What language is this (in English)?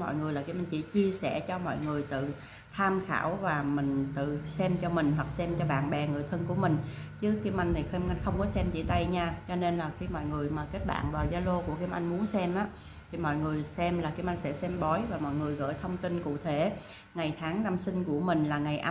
Vietnamese